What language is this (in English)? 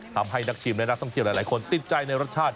Thai